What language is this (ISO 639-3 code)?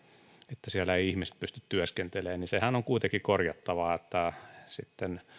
fin